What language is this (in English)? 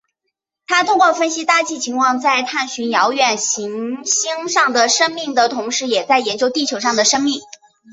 Chinese